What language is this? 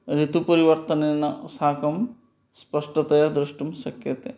Sanskrit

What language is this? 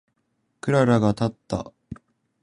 Japanese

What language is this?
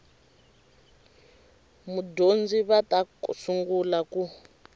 Tsonga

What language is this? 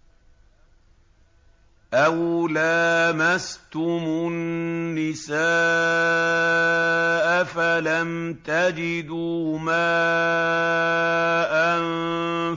Arabic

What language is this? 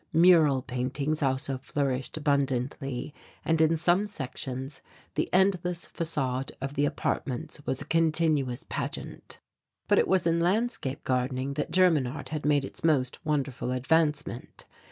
English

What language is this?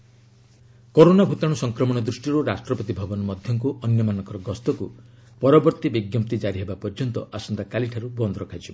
Odia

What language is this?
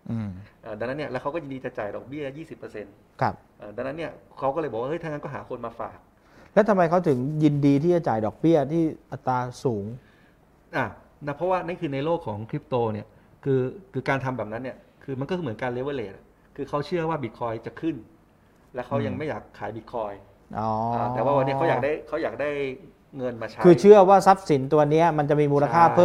Thai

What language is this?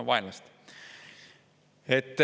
Estonian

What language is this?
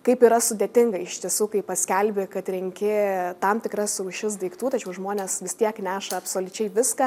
Lithuanian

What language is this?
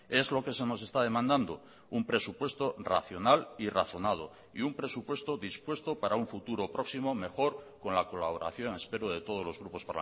Spanish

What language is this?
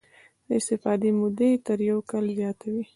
Pashto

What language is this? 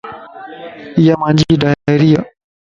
Lasi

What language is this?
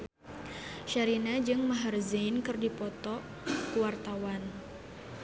Sundanese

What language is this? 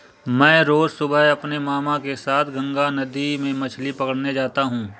Hindi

